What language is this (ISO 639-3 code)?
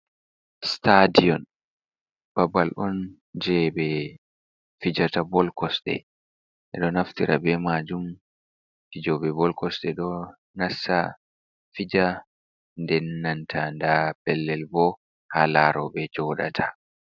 ful